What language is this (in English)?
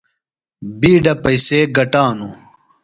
Phalura